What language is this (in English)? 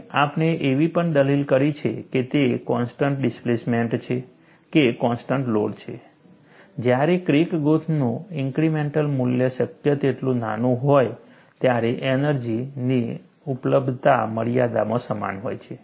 Gujarati